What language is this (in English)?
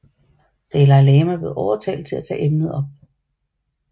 Danish